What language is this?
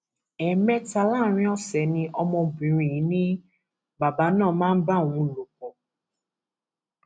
Yoruba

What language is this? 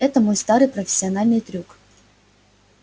Russian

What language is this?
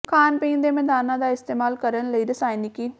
Punjabi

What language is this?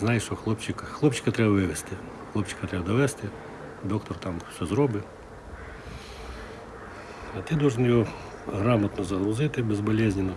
Ukrainian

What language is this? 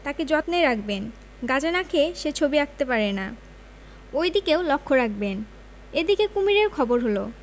Bangla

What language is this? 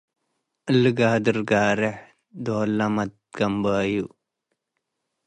Tigre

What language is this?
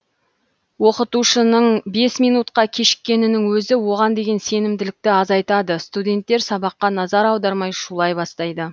Kazakh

